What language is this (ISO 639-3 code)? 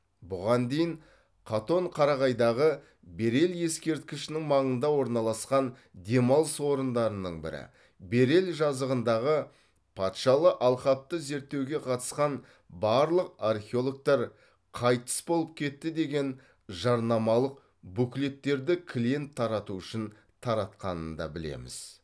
kaz